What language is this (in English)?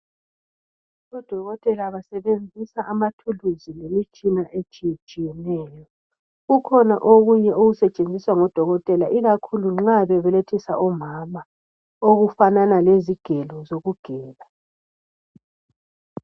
North Ndebele